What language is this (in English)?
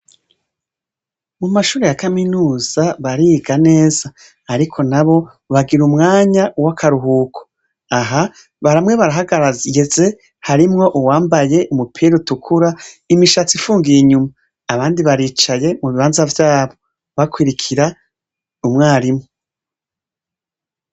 Rundi